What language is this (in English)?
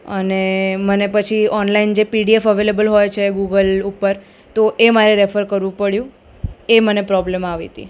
Gujarati